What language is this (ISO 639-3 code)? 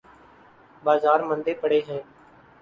urd